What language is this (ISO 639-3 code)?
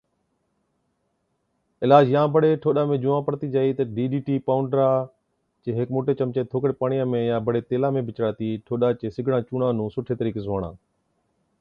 odk